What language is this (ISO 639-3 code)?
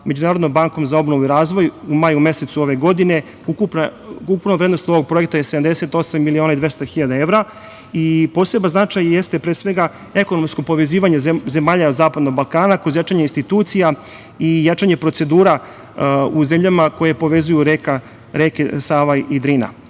srp